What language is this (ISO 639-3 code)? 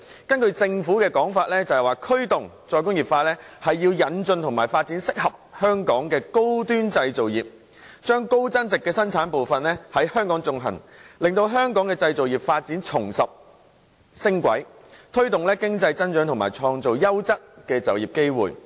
yue